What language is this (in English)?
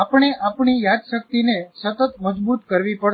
Gujarati